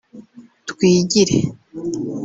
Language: Kinyarwanda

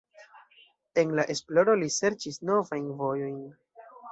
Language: Esperanto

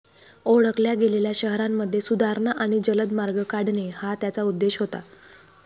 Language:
Marathi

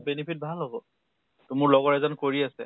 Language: Assamese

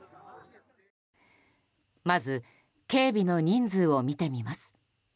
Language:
Japanese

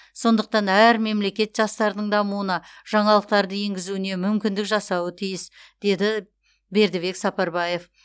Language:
Kazakh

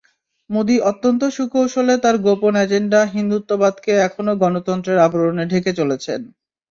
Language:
Bangla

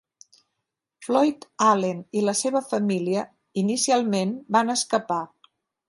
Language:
Catalan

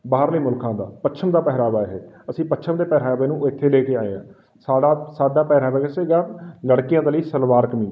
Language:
Punjabi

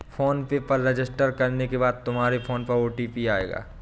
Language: Hindi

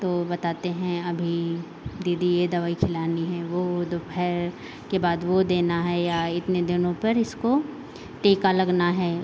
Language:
Hindi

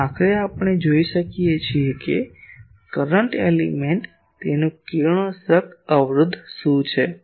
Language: Gujarati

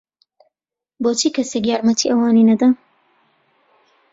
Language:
Central Kurdish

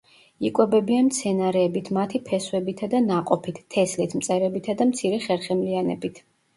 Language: Georgian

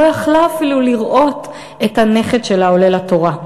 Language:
Hebrew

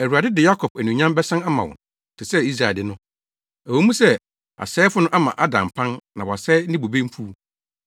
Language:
Akan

